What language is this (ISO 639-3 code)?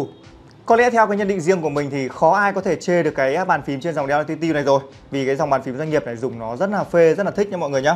vie